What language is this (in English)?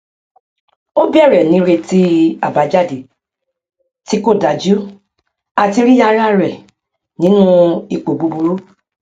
Yoruba